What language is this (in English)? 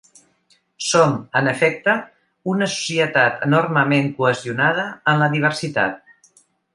Catalan